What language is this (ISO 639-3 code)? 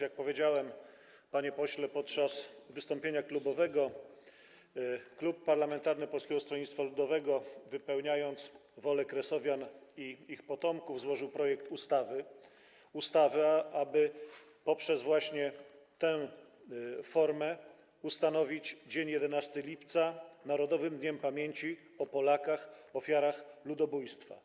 pol